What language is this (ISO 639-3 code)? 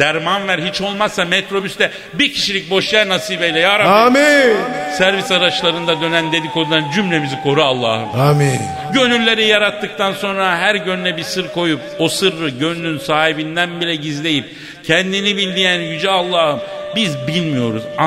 tur